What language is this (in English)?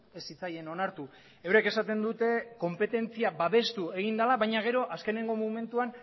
Basque